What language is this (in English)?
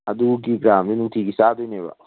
Manipuri